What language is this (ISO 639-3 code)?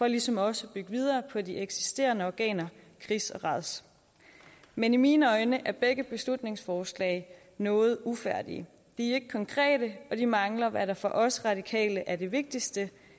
dan